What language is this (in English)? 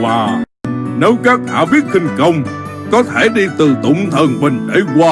Vietnamese